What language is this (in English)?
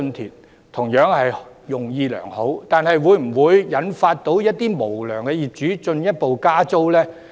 Cantonese